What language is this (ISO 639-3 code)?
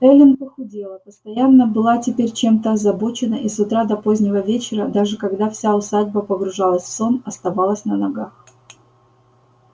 rus